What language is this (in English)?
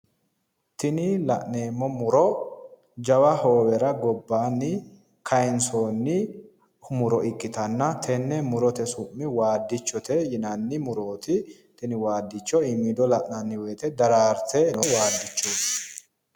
Sidamo